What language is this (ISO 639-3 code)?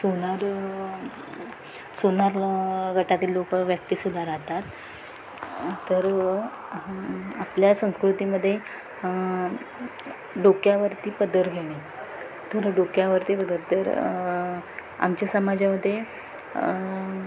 mar